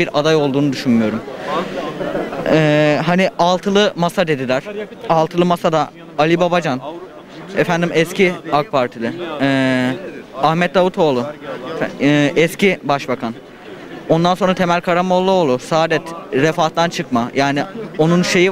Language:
Turkish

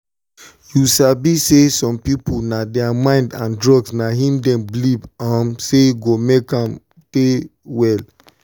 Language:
Nigerian Pidgin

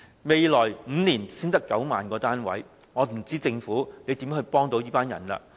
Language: Cantonese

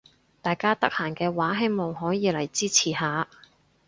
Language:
Cantonese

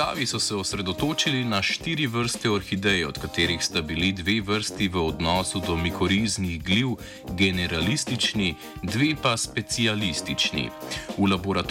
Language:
Croatian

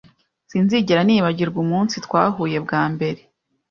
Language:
Kinyarwanda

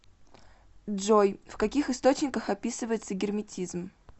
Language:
Russian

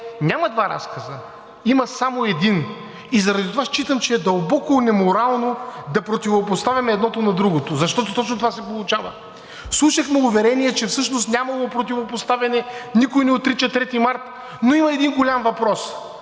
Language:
Bulgarian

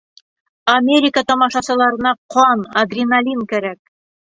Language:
Bashkir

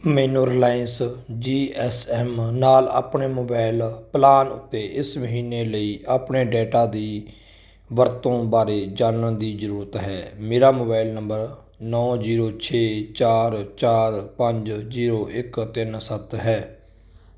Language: Punjabi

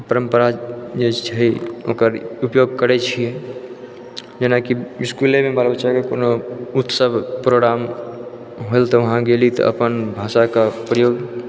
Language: Maithili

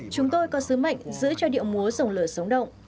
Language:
Vietnamese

